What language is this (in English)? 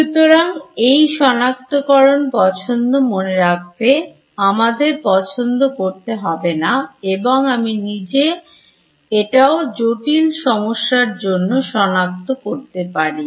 Bangla